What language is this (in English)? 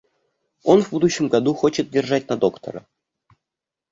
Russian